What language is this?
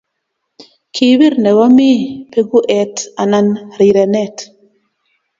Kalenjin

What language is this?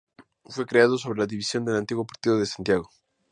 Spanish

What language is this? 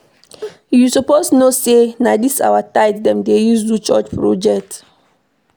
Nigerian Pidgin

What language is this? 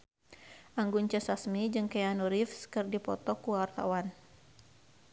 Sundanese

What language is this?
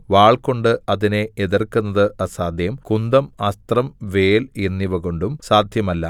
Malayalam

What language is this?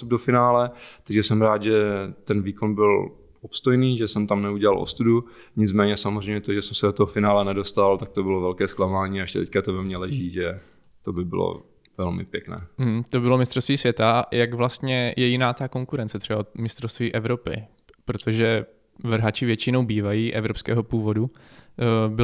Czech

